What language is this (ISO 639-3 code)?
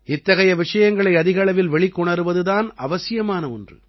tam